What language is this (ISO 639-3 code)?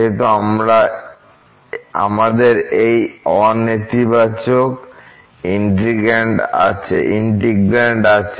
ben